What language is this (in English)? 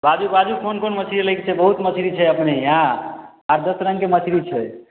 Maithili